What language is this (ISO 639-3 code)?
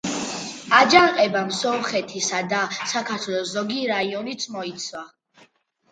kat